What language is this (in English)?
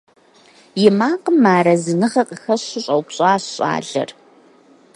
Kabardian